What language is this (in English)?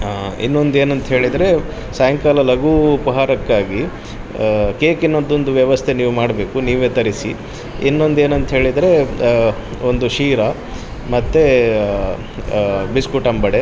Kannada